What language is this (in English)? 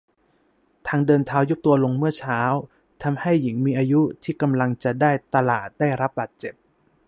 Thai